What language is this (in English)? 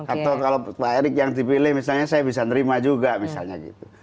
Indonesian